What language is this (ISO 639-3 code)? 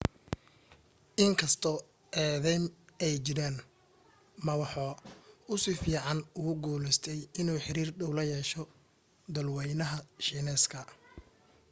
som